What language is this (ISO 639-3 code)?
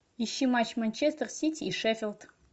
rus